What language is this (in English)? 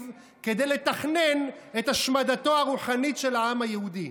Hebrew